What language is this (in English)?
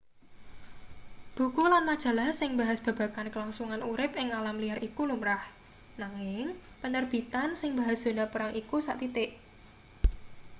Javanese